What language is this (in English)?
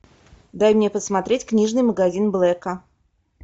Russian